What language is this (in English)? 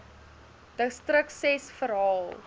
Afrikaans